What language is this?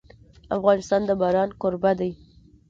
Pashto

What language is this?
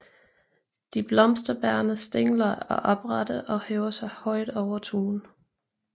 Danish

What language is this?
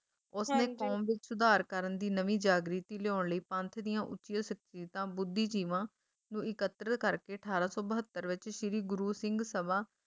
Punjabi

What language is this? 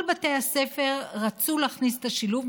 Hebrew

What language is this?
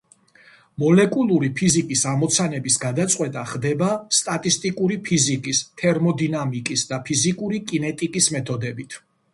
Georgian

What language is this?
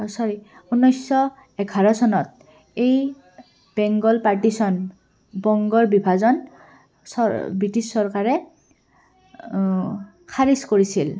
Assamese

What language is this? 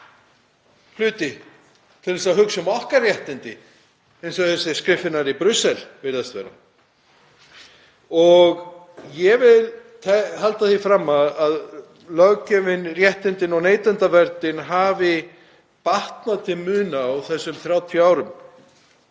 Icelandic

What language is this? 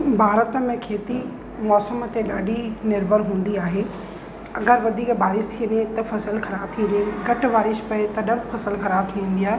Sindhi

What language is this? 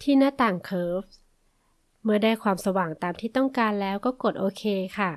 Thai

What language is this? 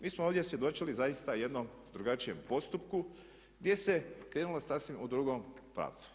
Croatian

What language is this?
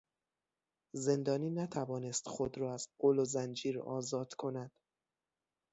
Persian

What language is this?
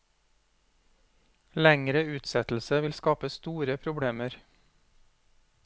Norwegian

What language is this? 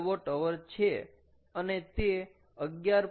Gujarati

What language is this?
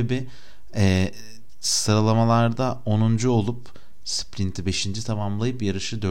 Turkish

